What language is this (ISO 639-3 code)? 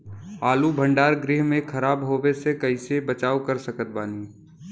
bho